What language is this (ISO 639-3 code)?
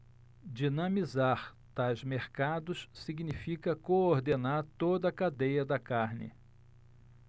por